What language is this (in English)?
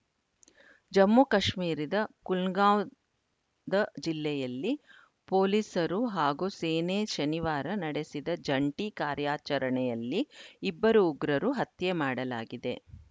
Kannada